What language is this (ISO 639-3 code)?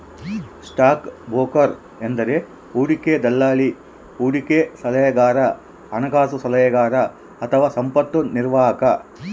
kan